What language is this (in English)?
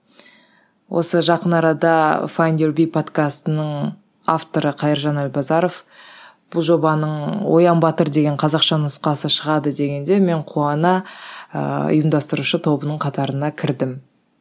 Kazakh